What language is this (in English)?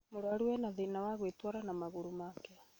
Kikuyu